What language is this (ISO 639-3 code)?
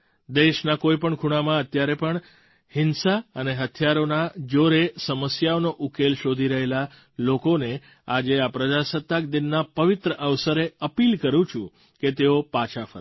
guj